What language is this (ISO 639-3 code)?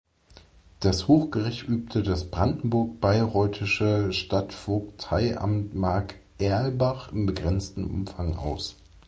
deu